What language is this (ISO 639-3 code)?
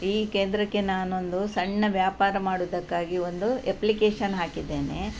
kan